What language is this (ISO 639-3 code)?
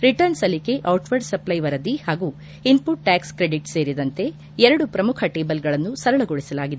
kan